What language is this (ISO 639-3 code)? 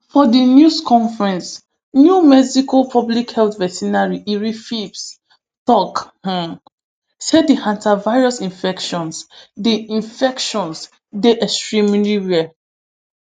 pcm